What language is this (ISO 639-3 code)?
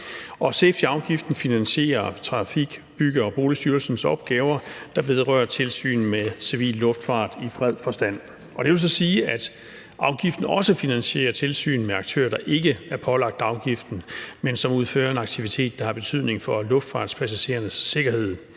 dan